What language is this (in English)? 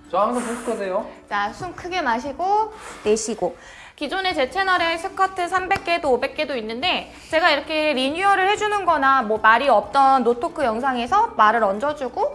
Korean